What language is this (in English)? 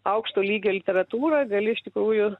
Lithuanian